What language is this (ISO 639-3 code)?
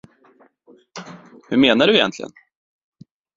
swe